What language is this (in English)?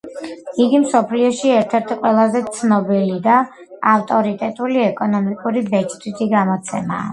Georgian